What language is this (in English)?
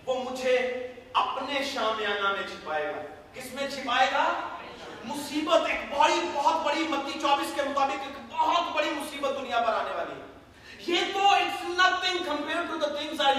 Urdu